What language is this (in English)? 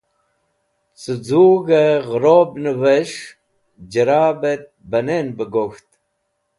Wakhi